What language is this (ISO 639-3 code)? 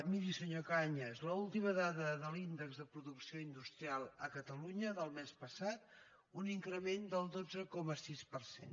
cat